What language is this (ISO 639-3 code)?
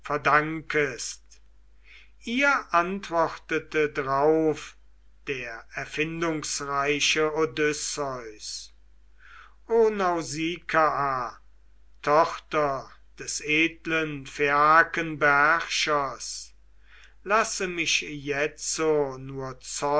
deu